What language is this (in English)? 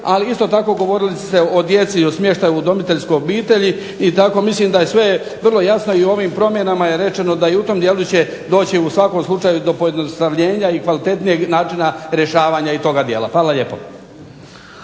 Croatian